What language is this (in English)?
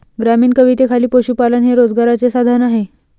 Marathi